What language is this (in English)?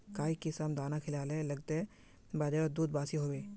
Magahi